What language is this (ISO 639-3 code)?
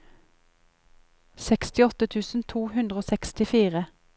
nor